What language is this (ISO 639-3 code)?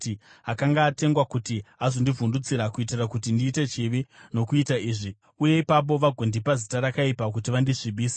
sna